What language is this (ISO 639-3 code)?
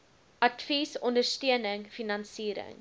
afr